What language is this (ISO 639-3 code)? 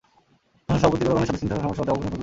ben